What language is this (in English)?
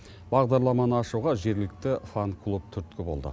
Kazakh